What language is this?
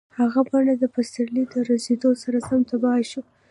Pashto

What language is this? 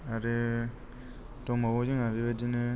Bodo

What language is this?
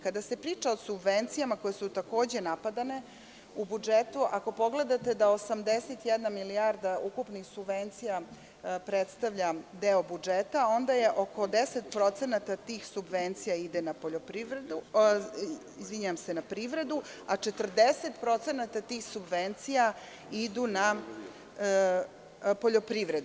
Serbian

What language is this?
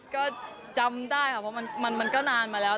Thai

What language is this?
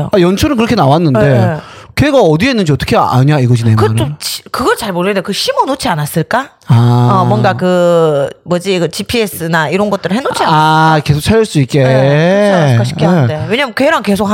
Korean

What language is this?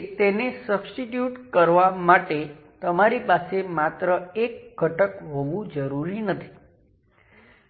Gujarati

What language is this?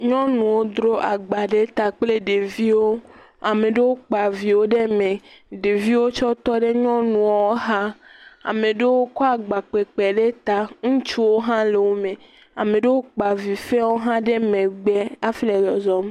Ewe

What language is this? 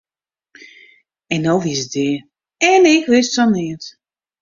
Western Frisian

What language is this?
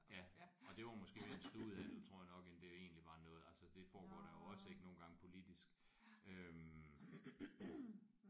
Danish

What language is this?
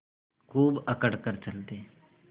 Hindi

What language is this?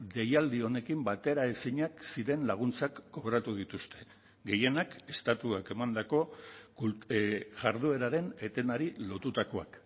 Basque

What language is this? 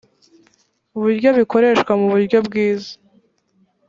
Kinyarwanda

